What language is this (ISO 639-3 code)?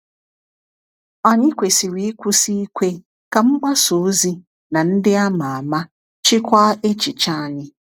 ibo